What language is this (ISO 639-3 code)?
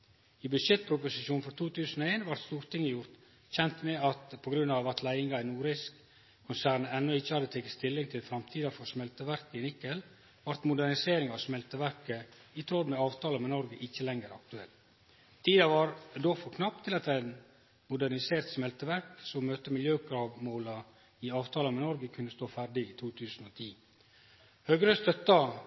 nno